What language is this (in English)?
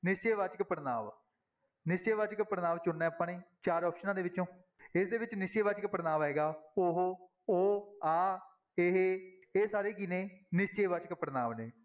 Punjabi